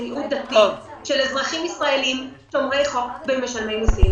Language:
Hebrew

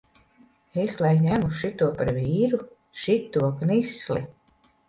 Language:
Latvian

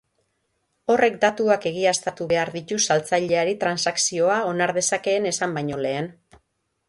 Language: Basque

